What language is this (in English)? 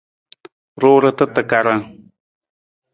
Nawdm